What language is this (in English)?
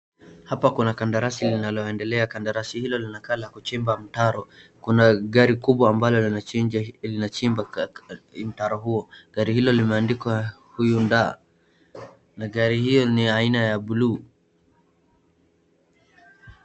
Swahili